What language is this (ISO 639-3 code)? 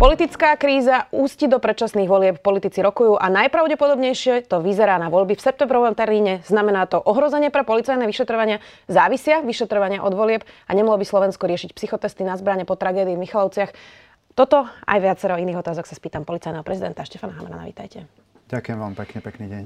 slk